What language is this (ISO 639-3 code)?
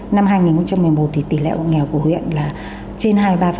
vie